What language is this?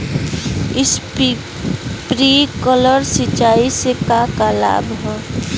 Bhojpuri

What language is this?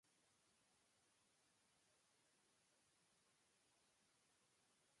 Japanese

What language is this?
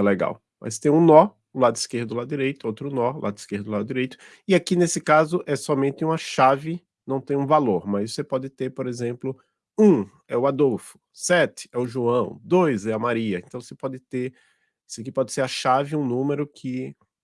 Portuguese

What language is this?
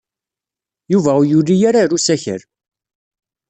Kabyle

